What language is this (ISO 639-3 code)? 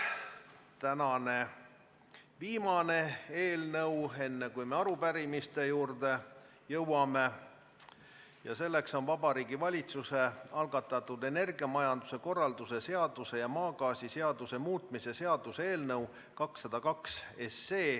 est